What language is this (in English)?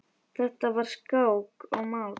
Icelandic